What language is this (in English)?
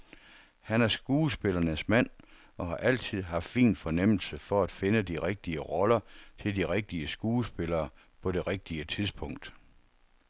Danish